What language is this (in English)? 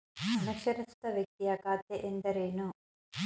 Kannada